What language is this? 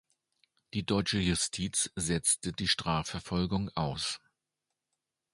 German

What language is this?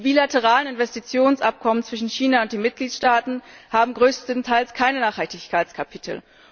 German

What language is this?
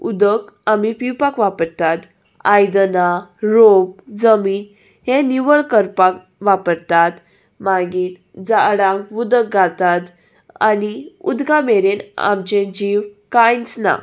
Konkani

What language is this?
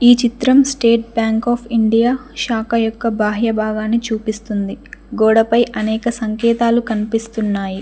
Telugu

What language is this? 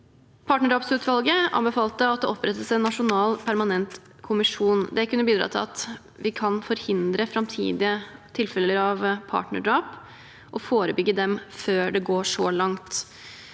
Norwegian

